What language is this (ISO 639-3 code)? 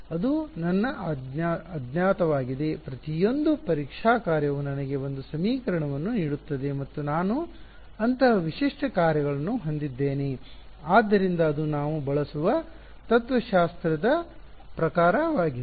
kan